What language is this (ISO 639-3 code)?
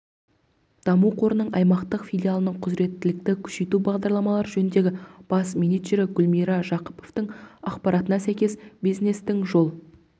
kaz